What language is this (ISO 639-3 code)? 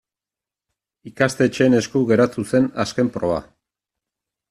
eus